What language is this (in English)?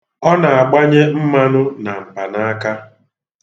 Igbo